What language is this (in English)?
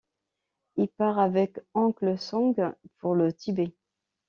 French